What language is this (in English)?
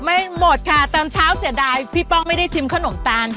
Thai